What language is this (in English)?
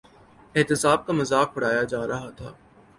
Urdu